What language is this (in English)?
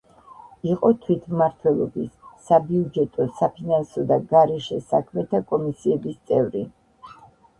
Georgian